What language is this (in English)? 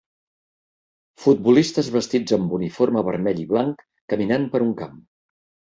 Catalan